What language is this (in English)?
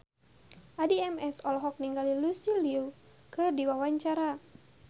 Sundanese